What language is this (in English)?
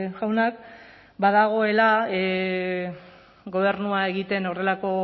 Basque